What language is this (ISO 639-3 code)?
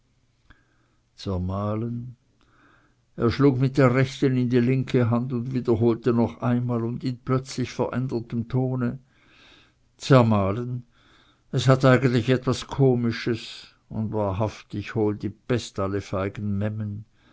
deu